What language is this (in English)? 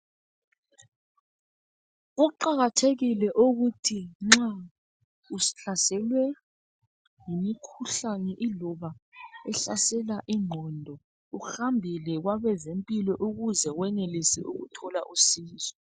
North Ndebele